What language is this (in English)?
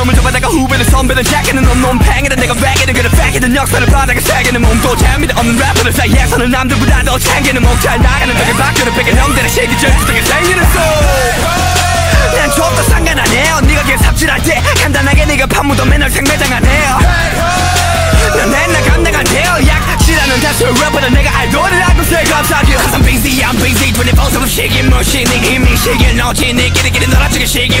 Russian